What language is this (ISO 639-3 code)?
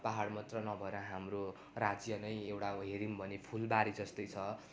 nep